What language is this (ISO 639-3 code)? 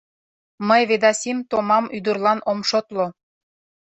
chm